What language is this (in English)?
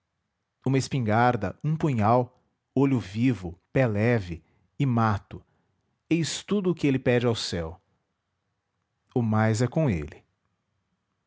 Portuguese